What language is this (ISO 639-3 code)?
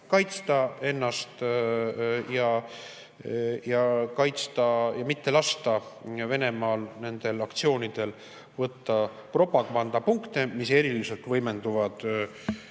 est